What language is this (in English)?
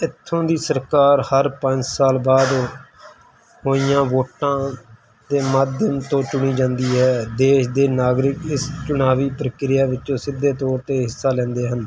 Punjabi